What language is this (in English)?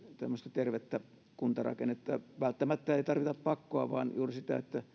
Finnish